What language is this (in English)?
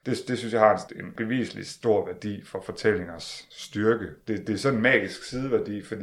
Danish